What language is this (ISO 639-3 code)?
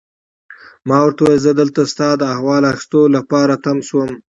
pus